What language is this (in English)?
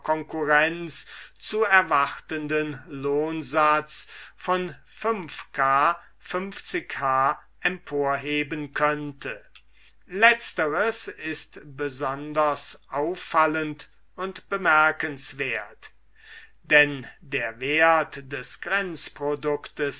German